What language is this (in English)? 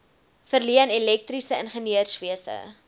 Afrikaans